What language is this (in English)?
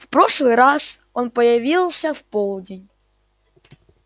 Russian